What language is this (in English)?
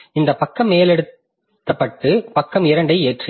Tamil